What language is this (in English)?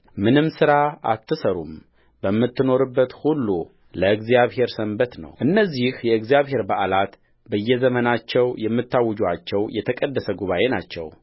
Amharic